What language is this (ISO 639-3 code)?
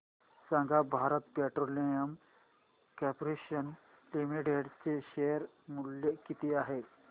mar